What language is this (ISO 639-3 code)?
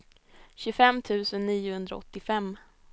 swe